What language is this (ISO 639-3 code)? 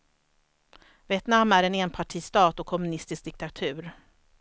swe